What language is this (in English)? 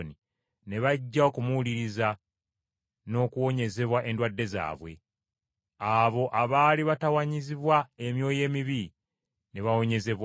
Ganda